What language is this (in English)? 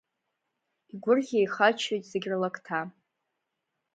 Abkhazian